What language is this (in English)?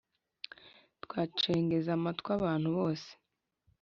Kinyarwanda